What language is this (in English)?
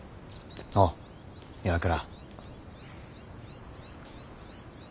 Japanese